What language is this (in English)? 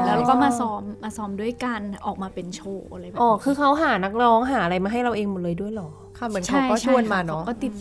Thai